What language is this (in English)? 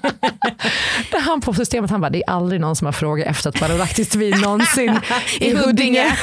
Swedish